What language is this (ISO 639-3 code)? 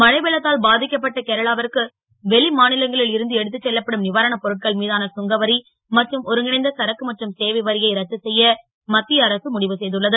tam